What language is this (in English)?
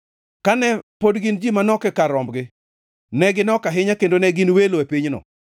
Luo (Kenya and Tanzania)